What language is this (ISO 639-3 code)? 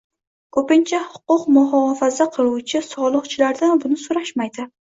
uzb